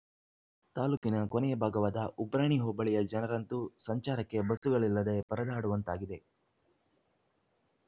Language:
Kannada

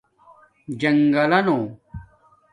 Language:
Domaaki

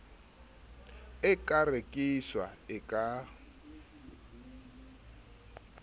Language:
Southern Sotho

